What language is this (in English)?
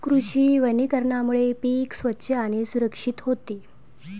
Marathi